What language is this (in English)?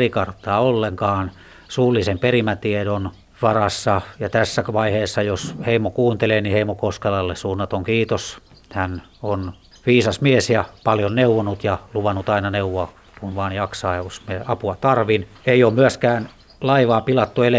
Finnish